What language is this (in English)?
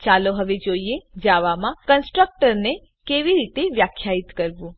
Gujarati